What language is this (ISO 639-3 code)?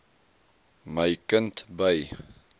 afr